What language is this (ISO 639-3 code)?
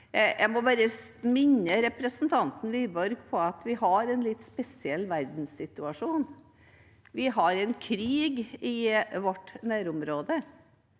nor